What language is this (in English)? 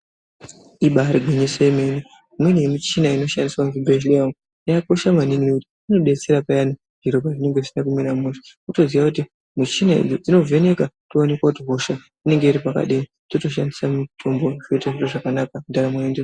Ndau